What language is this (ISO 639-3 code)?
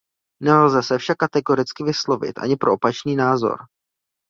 ces